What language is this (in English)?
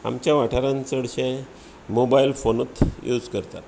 Konkani